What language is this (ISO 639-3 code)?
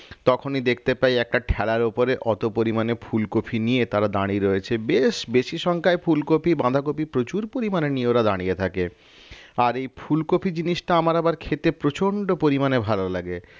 ben